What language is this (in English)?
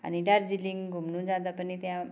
Nepali